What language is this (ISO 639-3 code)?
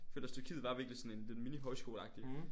dan